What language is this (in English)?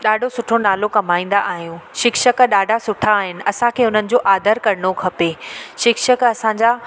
Sindhi